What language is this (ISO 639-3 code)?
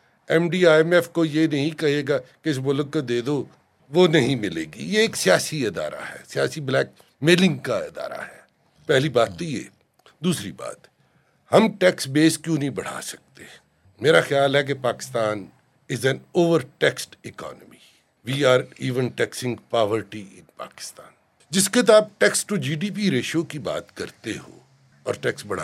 urd